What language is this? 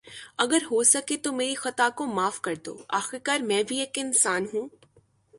Urdu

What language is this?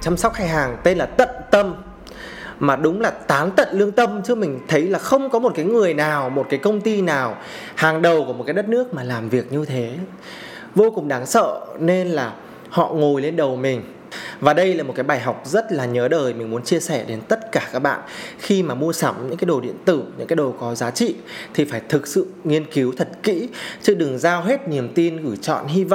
Vietnamese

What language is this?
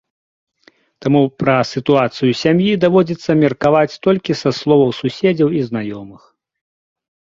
Belarusian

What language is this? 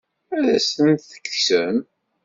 Kabyle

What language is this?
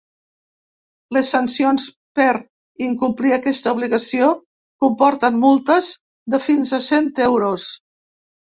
Catalan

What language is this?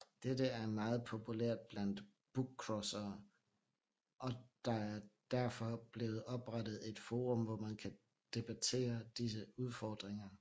Danish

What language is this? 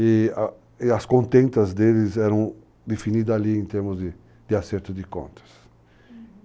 Portuguese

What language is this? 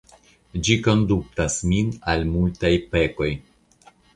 Esperanto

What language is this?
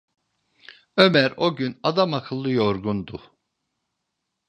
Turkish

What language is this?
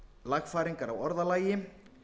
Icelandic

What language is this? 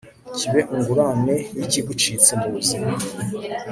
Kinyarwanda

